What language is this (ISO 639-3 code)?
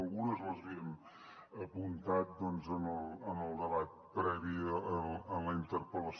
cat